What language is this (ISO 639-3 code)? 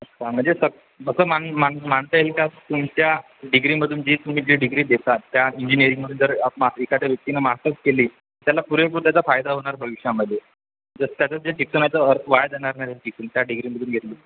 mar